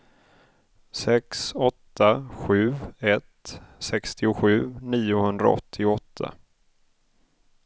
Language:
Swedish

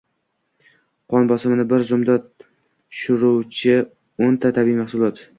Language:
Uzbek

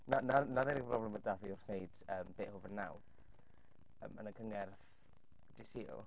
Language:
Welsh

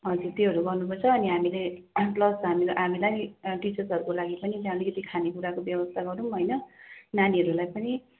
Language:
Nepali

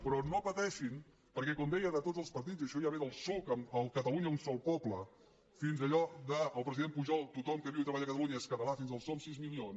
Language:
Catalan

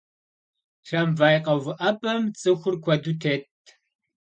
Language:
Kabardian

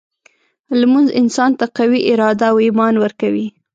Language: Pashto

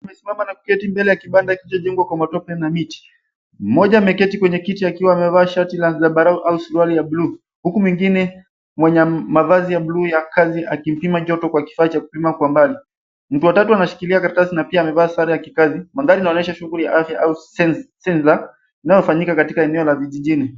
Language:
Swahili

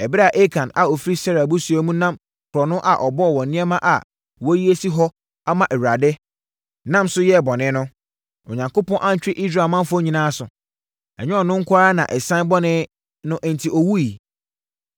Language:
Akan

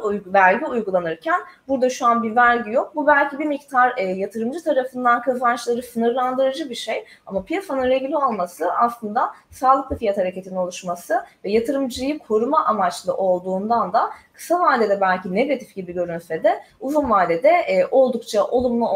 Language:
Turkish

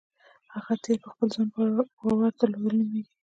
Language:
Pashto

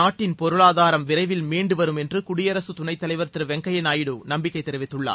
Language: Tamil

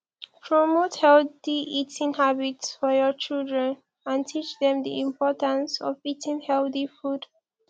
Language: Nigerian Pidgin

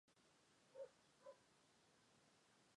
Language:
Chinese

